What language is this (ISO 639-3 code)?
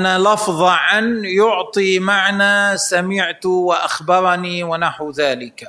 ara